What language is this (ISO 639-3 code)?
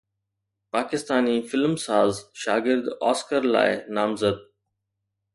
snd